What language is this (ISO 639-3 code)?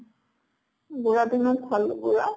asm